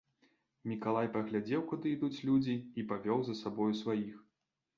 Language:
Belarusian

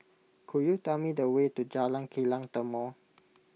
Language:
English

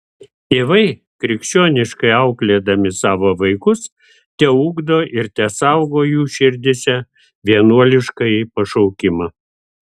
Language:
Lithuanian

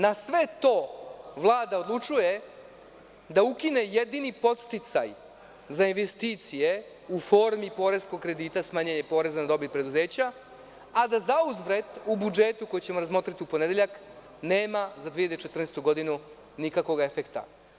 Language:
Serbian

